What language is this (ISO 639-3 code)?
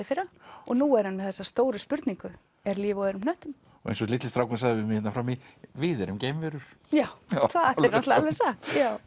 isl